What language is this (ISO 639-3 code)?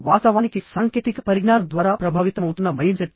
tel